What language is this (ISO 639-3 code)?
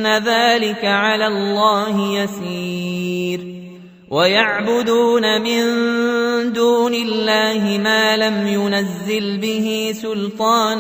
ara